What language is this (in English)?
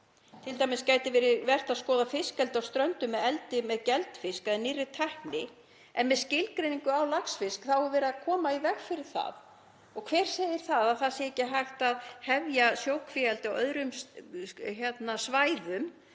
Icelandic